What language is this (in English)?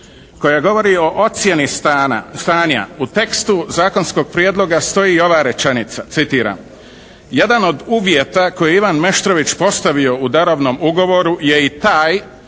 Croatian